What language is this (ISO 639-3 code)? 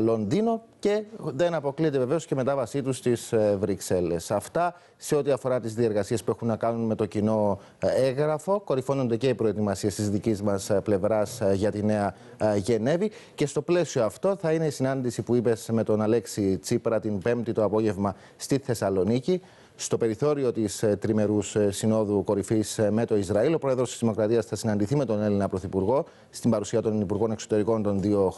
ell